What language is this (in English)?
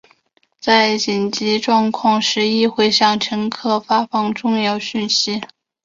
Chinese